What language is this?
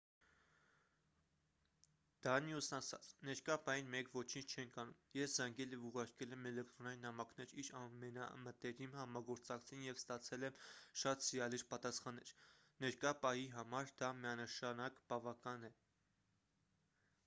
Armenian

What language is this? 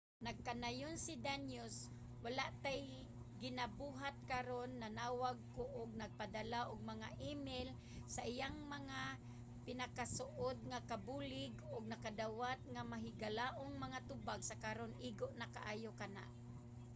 Cebuano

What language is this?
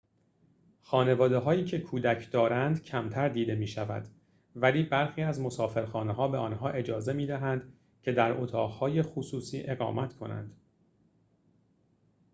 Persian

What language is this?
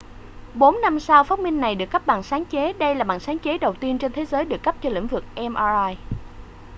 Vietnamese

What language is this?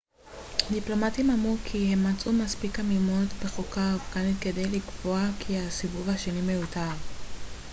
Hebrew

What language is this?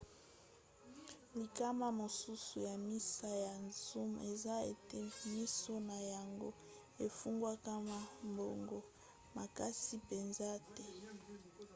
Lingala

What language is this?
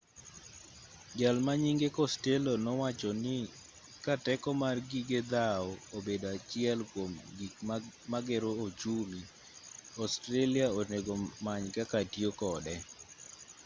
Luo (Kenya and Tanzania)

